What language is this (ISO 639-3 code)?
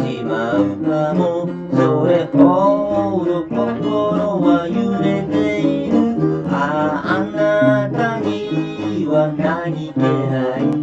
jpn